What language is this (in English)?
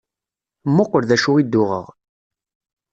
Kabyle